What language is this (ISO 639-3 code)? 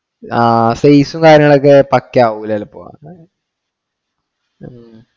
mal